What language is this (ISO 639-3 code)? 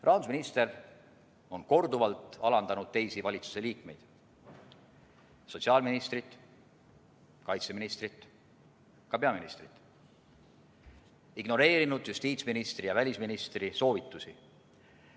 est